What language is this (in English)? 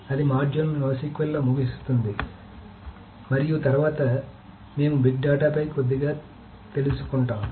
Telugu